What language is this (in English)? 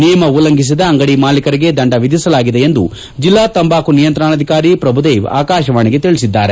Kannada